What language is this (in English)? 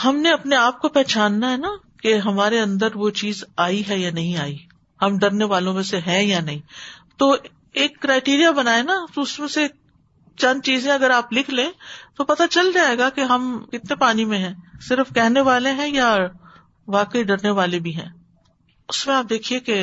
Urdu